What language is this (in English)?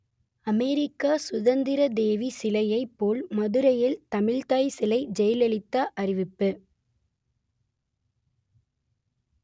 Tamil